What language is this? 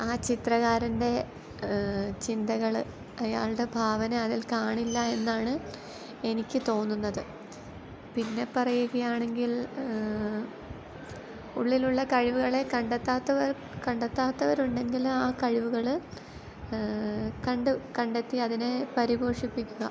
Malayalam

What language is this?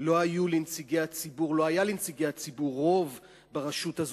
Hebrew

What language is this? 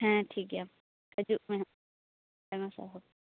Santali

